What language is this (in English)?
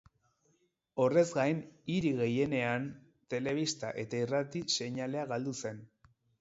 Basque